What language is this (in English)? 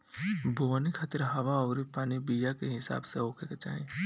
Bhojpuri